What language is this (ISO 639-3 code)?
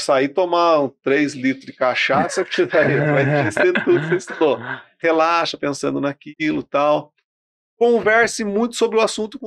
por